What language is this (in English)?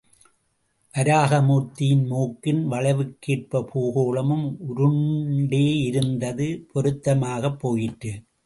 Tamil